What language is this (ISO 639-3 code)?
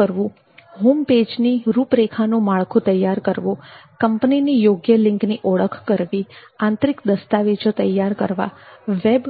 guj